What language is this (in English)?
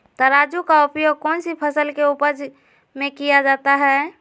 Magahi